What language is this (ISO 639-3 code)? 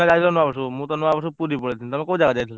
ori